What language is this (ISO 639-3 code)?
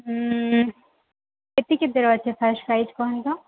ori